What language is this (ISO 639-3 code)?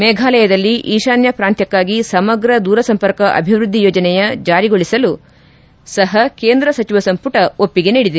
kan